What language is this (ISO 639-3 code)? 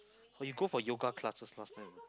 eng